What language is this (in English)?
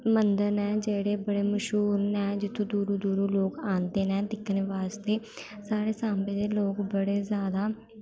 Dogri